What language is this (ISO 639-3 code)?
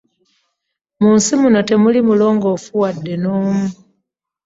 lug